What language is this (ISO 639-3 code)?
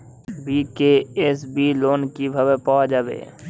ben